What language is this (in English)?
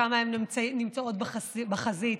Hebrew